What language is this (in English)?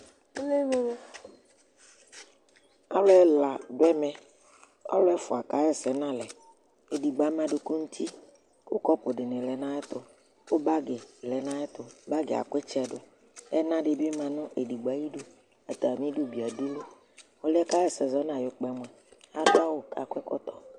Ikposo